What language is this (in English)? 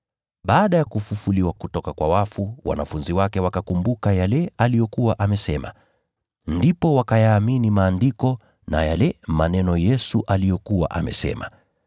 Swahili